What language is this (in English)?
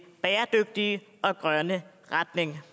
Danish